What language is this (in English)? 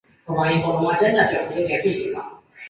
Chinese